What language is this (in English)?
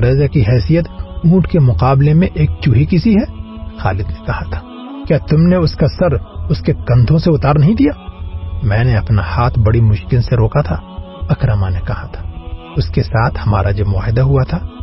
Urdu